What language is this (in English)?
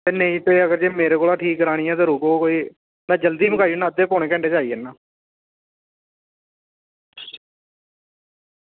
Dogri